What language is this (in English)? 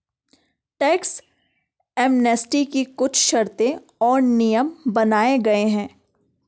Hindi